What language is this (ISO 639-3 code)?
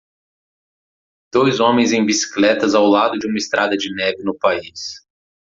por